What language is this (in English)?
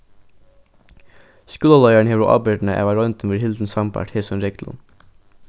Faroese